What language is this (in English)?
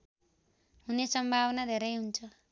Nepali